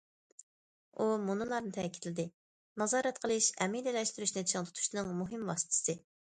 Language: Uyghur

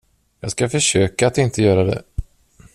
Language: Swedish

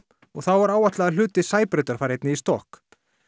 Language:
Icelandic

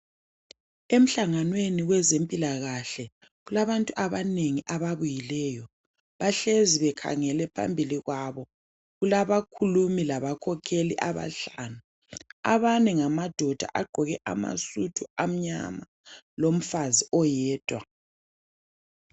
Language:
North Ndebele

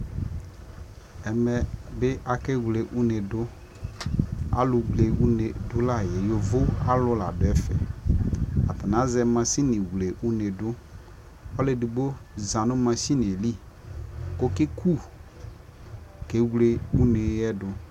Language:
Ikposo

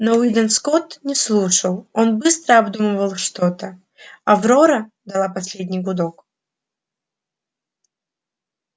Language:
Russian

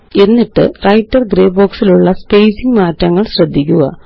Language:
Malayalam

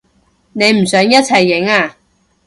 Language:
Cantonese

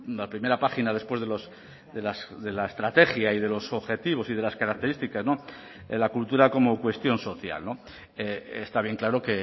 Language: Spanish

